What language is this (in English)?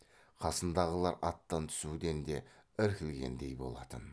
Kazakh